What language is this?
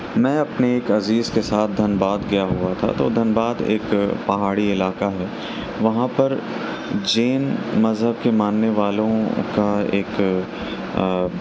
Urdu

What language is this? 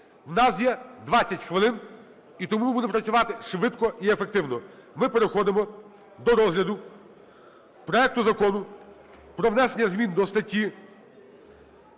Ukrainian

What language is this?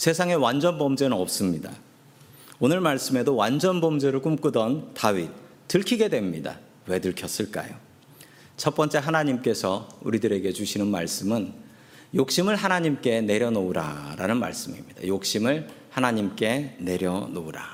Korean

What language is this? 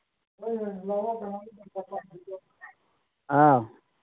Manipuri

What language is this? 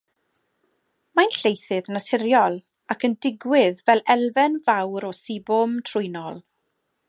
Welsh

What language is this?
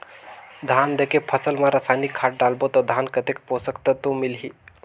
Chhattisgarhi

